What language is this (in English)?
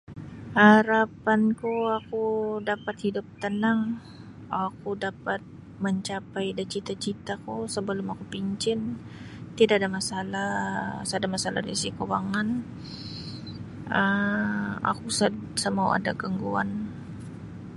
Sabah Bisaya